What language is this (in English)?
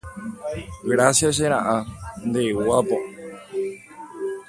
Guarani